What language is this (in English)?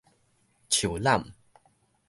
Min Nan Chinese